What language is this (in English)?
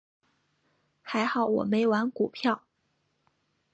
Chinese